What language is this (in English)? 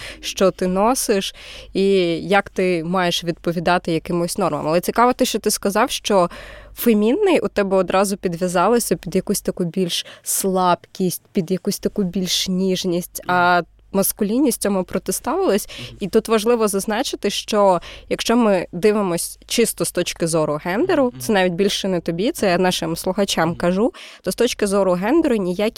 Ukrainian